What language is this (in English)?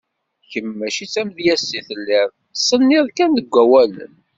Kabyle